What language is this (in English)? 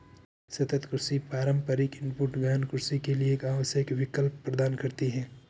Hindi